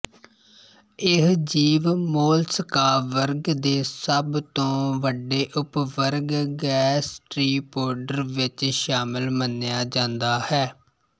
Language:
Punjabi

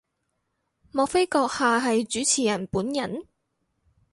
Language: Cantonese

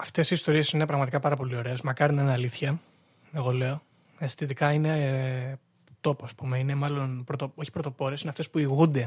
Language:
Greek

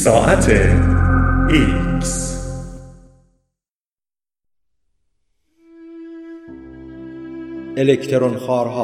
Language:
Persian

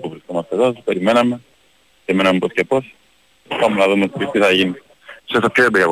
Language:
Greek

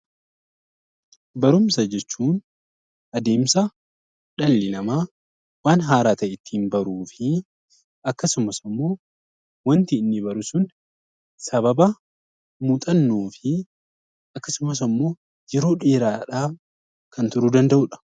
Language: Oromo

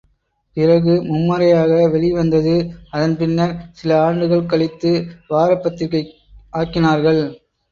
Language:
Tamil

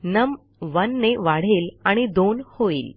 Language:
Marathi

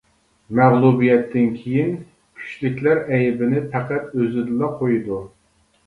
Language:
Uyghur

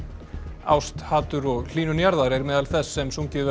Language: Icelandic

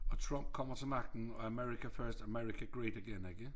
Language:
Danish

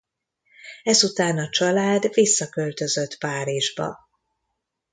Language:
Hungarian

